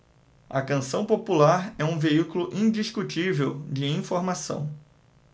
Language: Portuguese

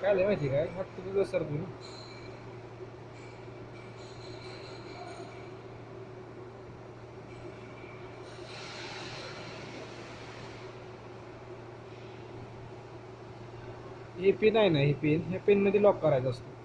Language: Marathi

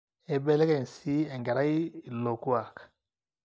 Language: Masai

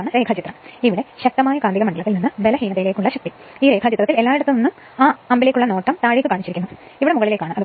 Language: Malayalam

